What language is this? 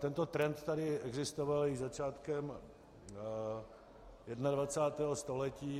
Czech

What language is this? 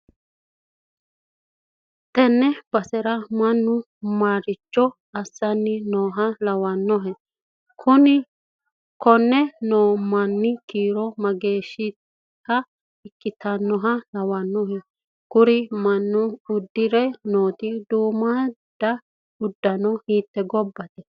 Sidamo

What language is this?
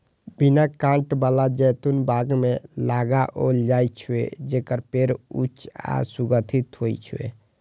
Maithili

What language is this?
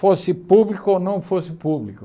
Portuguese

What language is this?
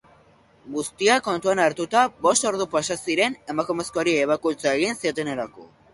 Basque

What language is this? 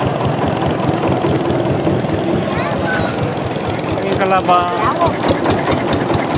Greek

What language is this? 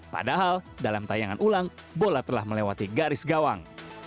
Indonesian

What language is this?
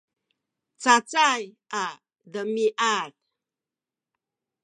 Sakizaya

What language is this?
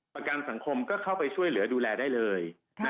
Thai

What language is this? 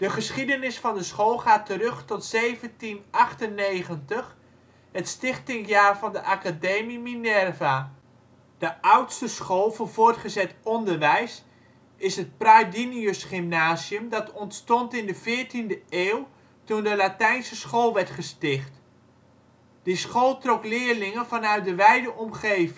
Dutch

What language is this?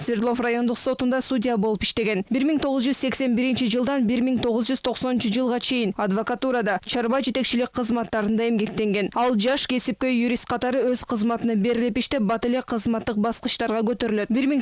Russian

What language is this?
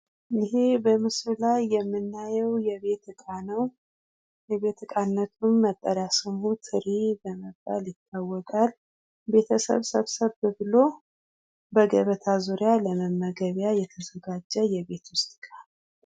Amharic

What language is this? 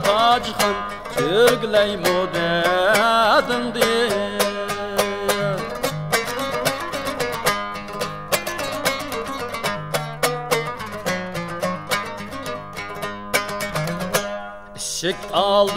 Arabic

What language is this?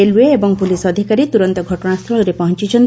Odia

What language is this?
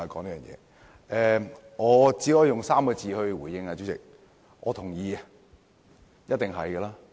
Cantonese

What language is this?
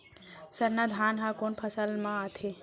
Chhattisgarhi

